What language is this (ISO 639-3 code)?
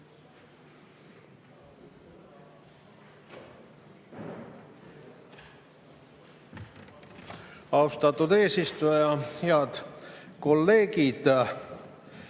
est